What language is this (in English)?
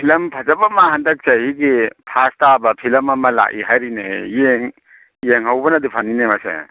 Manipuri